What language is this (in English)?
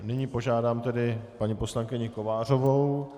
Czech